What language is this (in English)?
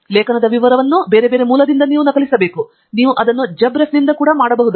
Kannada